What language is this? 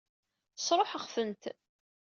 Kabyle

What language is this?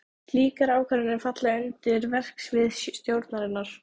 Icelandic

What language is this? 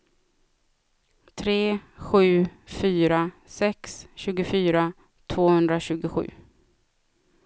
Swedish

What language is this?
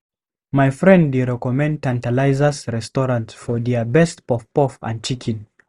Nigerian Pidgin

